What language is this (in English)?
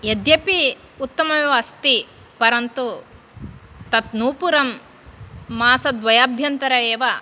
Sanskrit